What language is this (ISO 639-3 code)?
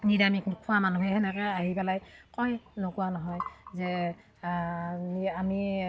asm